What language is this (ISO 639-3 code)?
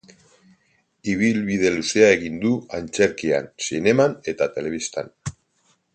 eus